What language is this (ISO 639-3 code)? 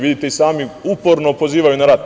srp